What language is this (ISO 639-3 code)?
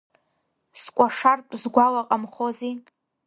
abk